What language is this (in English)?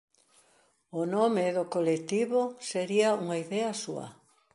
Galician